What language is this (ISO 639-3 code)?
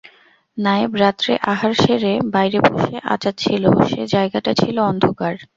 ben